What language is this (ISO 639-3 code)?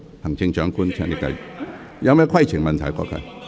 yue